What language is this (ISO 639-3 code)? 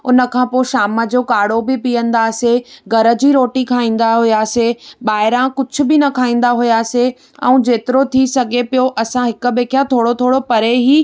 snd